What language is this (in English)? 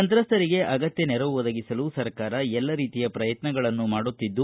Kannada